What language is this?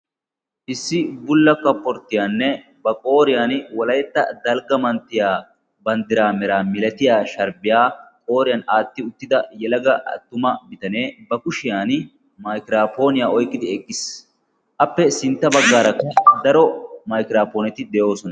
Wolaytta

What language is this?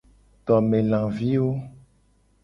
Gen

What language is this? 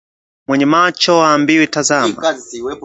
Swahili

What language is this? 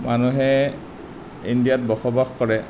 Assamese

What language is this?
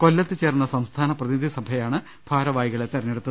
Malayalam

